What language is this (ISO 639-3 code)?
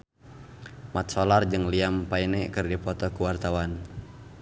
sun